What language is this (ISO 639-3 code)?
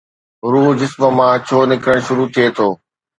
snd